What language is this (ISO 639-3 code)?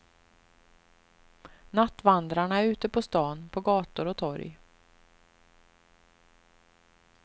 swe